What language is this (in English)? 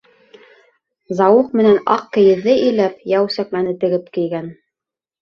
Bashkir